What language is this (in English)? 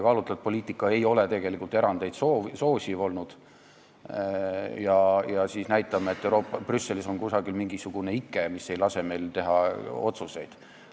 Estonian